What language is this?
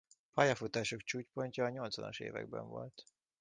Hungarian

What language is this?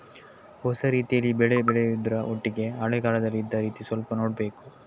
Kannada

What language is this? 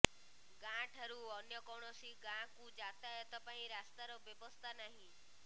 Odia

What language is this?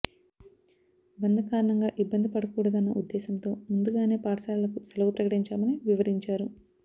Telugu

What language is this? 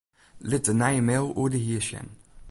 Western Frisian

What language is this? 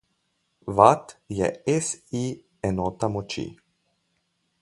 Slovenian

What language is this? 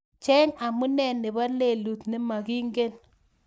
Kalenjin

